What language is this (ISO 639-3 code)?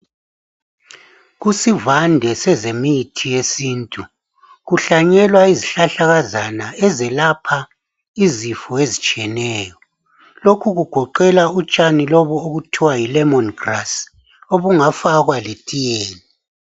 nde